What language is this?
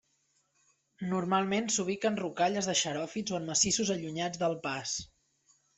Catalan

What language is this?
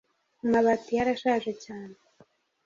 Kinyarwanda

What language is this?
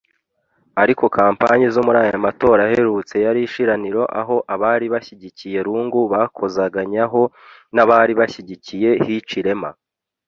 Kinyarwanda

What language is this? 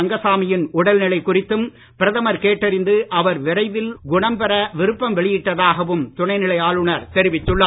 Tamil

